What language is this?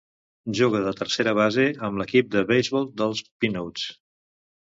Catalan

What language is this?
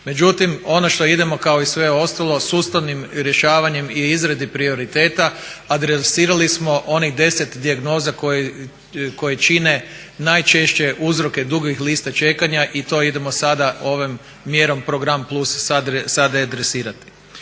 Croatian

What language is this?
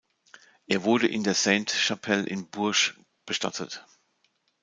German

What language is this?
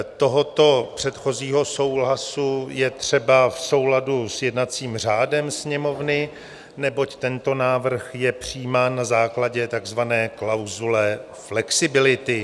Czech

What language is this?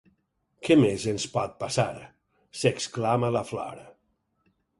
Catalan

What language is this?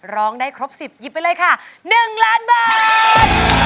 Thai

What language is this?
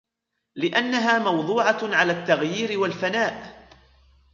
Arabic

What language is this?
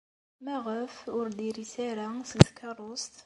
Kabyle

